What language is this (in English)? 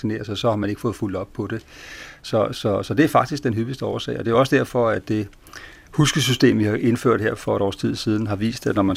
Danish